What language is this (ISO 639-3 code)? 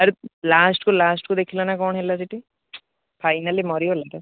ori